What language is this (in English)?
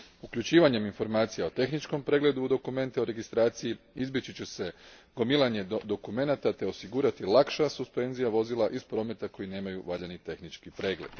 Croatian